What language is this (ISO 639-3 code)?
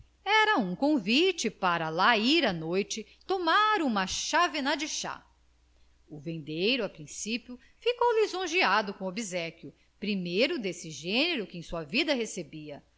por